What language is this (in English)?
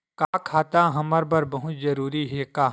Chhattisgarhi